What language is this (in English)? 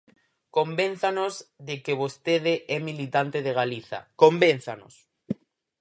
Galician